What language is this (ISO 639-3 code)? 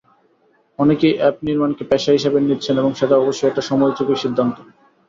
ben